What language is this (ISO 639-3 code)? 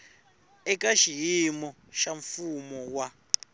tso